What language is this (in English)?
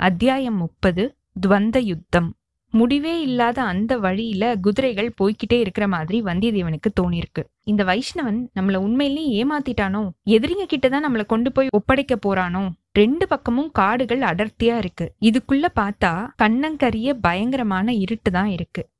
Tamil